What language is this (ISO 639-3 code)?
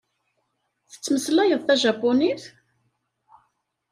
kab